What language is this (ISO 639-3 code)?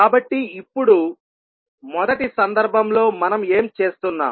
tel